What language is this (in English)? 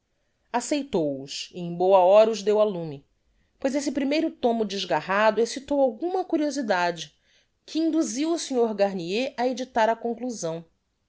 Portuguese